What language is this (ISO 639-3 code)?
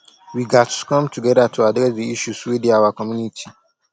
pcm